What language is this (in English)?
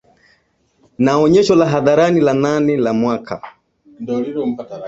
Swahili